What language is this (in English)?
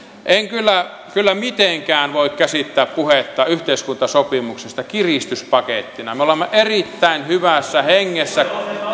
Finnish